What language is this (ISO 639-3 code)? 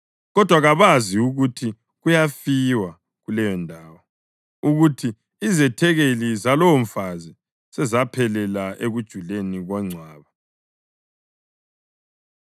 nde